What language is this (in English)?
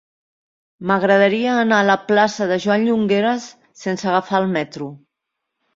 Catalan